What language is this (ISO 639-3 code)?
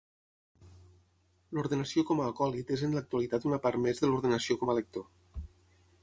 cat